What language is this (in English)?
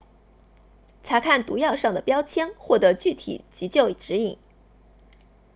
Chinese